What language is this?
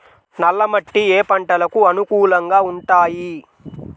Telugu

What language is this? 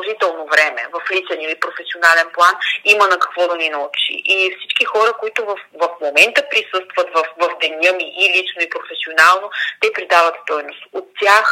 Bulgarian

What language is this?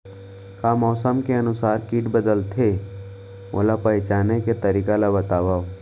Chhattisgarhi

